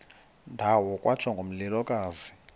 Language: Xhosa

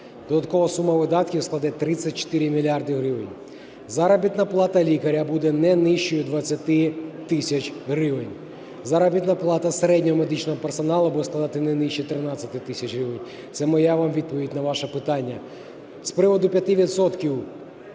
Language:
Ukrainian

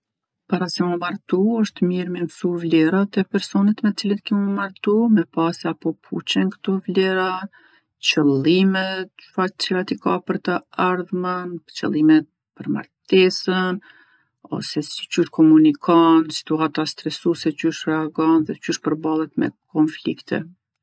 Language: Gheg Albanian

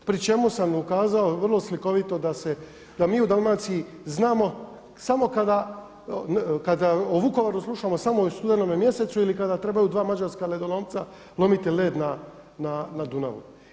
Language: Croatian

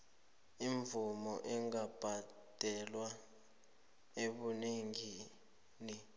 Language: South Ndebele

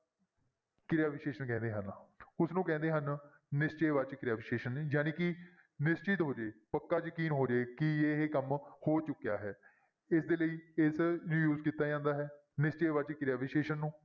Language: Punjabi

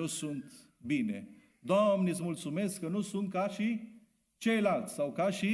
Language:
Romanian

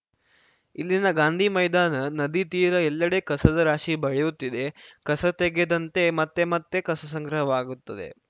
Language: Kannada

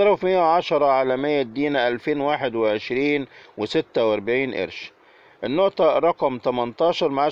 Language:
Arabic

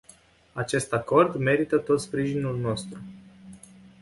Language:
Romanian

